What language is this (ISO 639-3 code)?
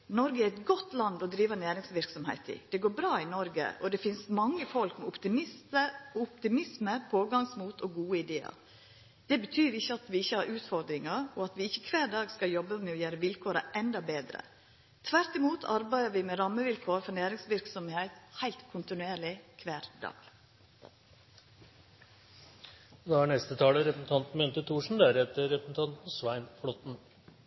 nor